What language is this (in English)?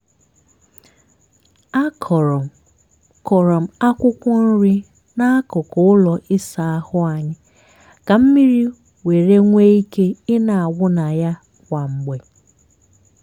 Igbo